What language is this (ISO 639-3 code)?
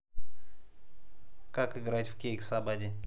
rus